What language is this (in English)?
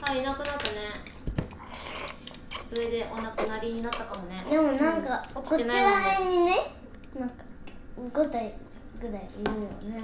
Japanese